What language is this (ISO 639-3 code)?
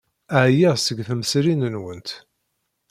kab